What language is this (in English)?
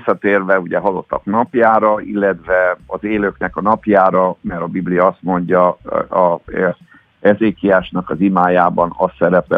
Hungarian